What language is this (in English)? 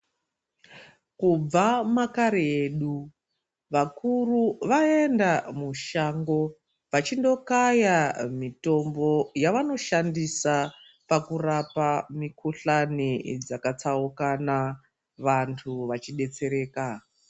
Ndau